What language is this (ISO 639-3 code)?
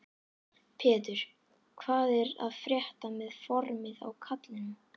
isl